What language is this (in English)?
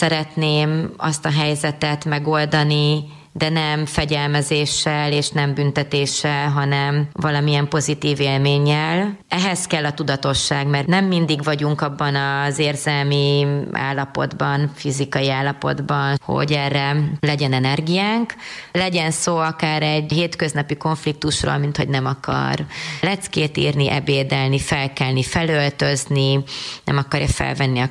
Hungarian